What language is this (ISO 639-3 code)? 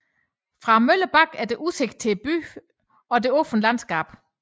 dan